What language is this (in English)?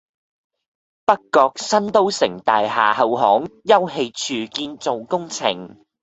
Cantonese